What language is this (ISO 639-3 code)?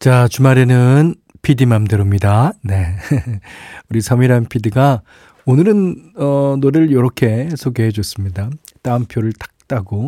kor